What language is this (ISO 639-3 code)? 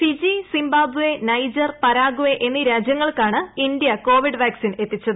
mal